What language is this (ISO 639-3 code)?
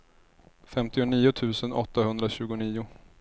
swe